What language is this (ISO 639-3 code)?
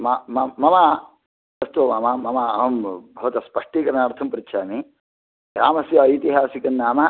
san